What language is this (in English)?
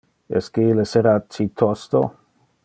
Interlingua